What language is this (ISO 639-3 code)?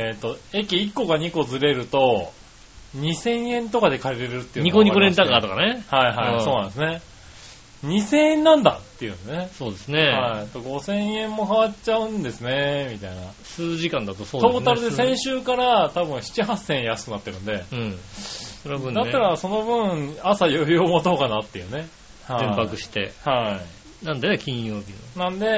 jpn